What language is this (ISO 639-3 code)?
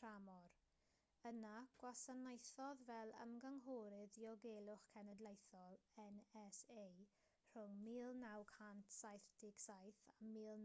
cym